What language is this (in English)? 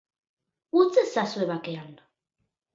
Basque